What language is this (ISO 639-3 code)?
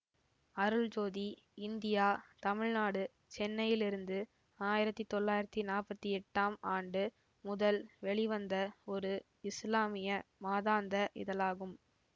tam